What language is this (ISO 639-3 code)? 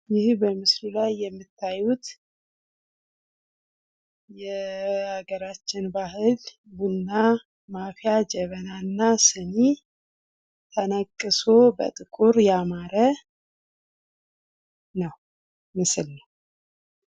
amh